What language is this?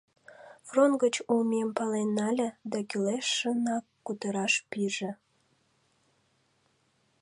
Mari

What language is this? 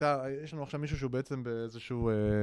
Hebrew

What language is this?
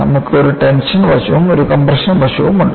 Malayalam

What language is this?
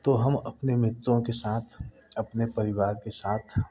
Hindi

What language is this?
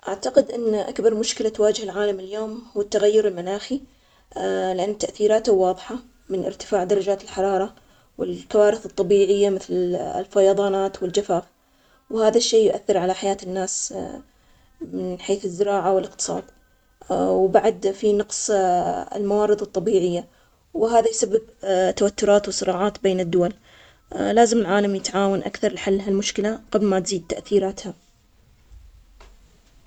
Omani Arabic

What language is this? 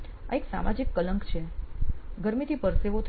Gujarati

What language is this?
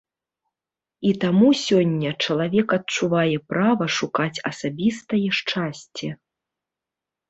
Belarusian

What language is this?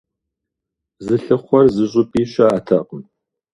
Kabardian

